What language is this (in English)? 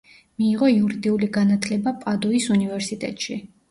Georgian